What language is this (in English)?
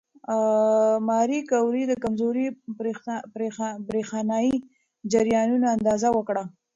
Pashto